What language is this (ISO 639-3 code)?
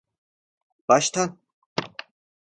tur